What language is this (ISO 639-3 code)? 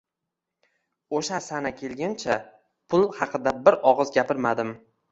uzb